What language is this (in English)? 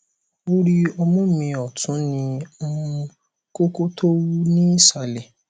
Yoruba